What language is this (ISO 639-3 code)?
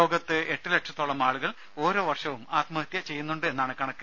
mal